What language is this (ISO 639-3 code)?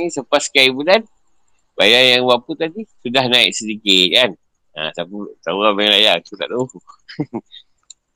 msa